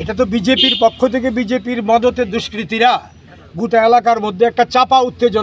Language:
Romanian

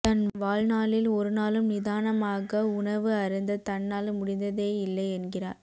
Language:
Tamil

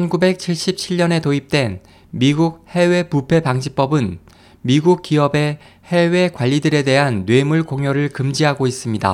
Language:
Korean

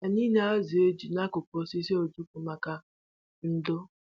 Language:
Igbo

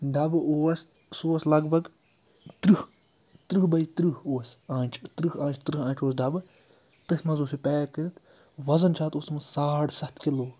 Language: Kashmiri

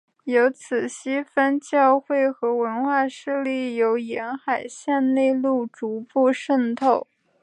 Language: Chinese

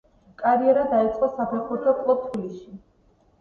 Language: Georgian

